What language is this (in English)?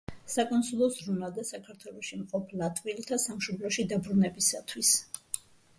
Georgian